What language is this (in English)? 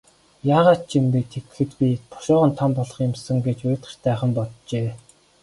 Mongolian